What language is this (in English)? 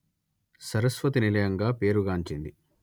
Telugu